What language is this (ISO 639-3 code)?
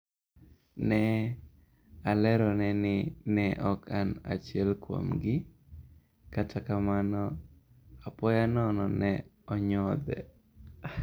luo